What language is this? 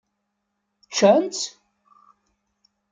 Kabyle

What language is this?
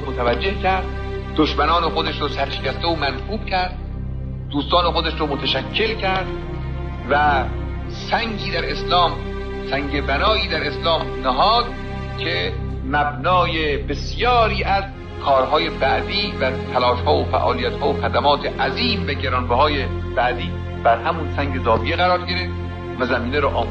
Persian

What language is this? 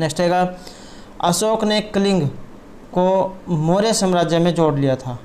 Hindi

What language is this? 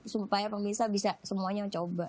Indonesian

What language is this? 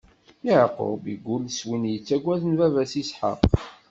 Kabyle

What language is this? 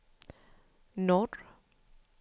Swedish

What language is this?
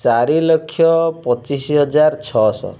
Odia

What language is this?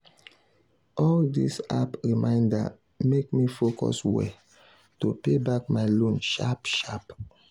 Nigerian Pidgin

